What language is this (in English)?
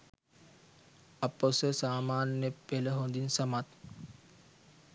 Sinhala